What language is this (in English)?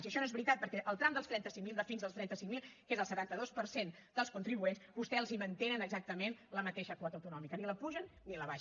Catalan